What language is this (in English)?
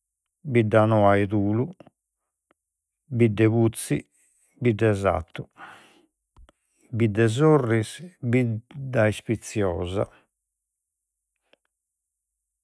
Sardinian